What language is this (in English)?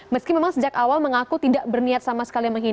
Indonesian